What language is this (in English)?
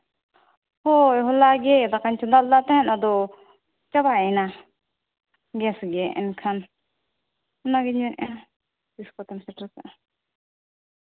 Santali